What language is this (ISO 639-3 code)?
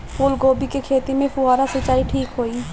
bho